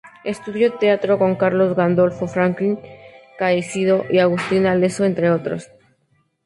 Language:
Spanish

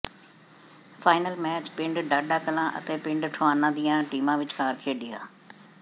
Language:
Punjabi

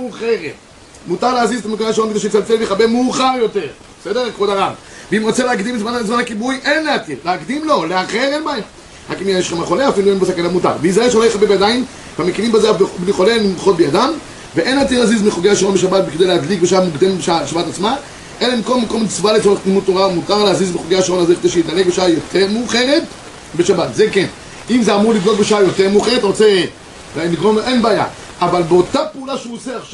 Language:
Hebrew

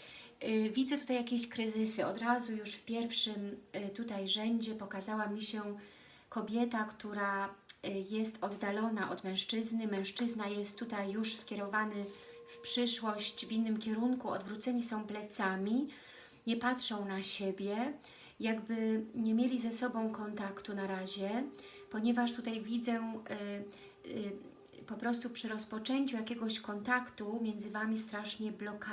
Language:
Polish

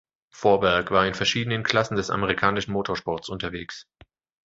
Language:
German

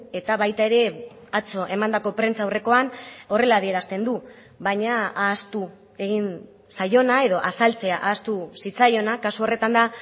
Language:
Basque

